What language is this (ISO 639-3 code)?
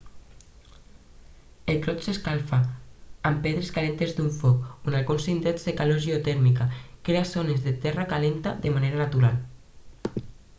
cat